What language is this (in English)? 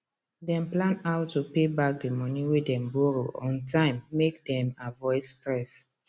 Nigerian Pidgin